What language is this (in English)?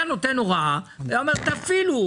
Hebrew